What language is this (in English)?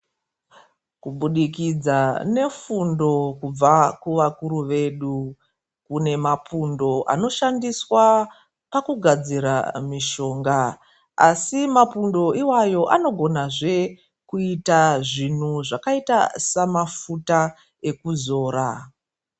Ndau